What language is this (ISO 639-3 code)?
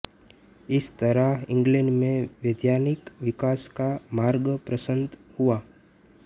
hin